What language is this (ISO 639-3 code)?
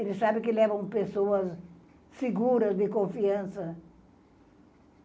por